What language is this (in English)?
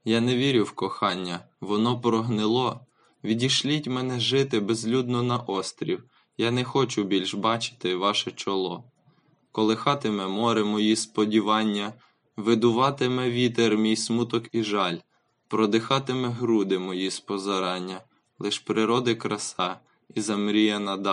Ukrainian